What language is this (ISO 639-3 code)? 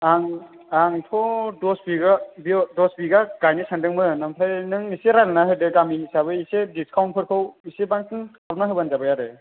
brx